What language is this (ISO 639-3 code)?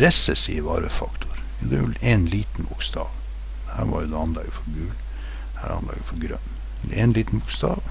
nor